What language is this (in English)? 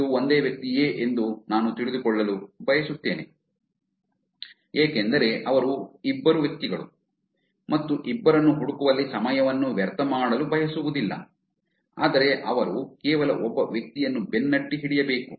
Kannada